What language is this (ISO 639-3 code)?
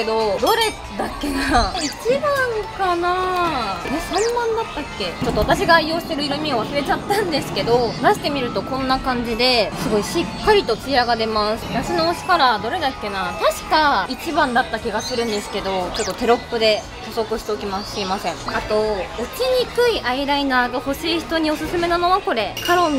jpn